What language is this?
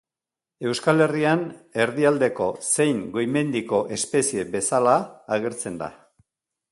Basque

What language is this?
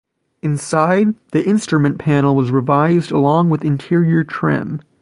English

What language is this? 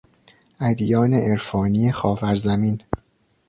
Persian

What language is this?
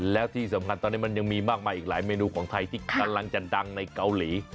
Thai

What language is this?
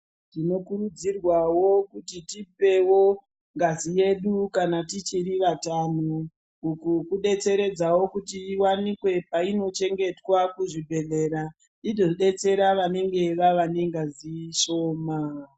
Ndau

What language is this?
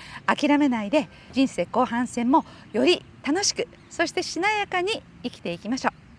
Japanese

